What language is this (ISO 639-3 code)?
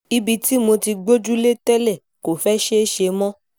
yor